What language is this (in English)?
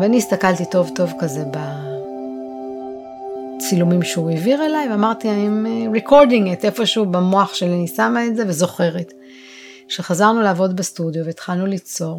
Hebrew